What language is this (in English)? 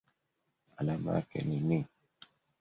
Swahili